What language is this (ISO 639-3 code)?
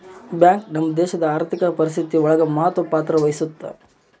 kan